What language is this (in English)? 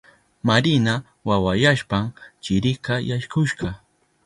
Southern Pastaza Quechua